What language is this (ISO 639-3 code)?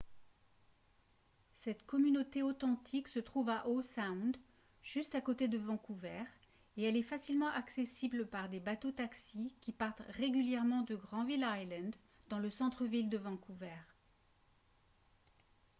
fra